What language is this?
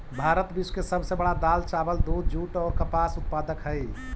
Magahi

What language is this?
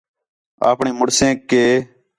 Khetrani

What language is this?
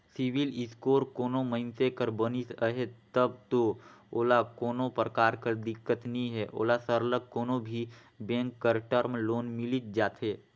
Chhattisgarhi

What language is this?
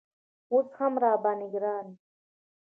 Pashto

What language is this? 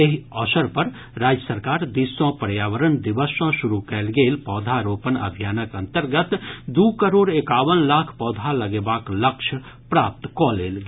Maithili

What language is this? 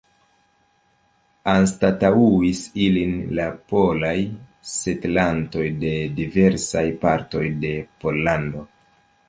Esperanto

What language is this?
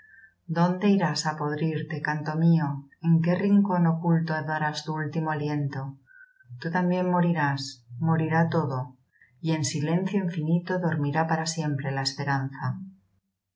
Spanish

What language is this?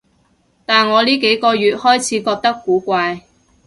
Cantonese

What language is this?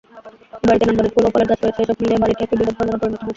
Bangla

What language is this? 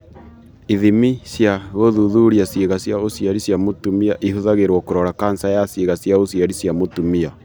Kikuyu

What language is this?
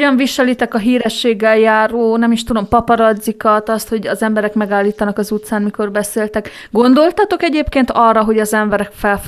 Hungarian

